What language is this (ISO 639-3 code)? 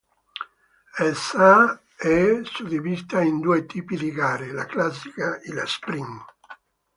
ita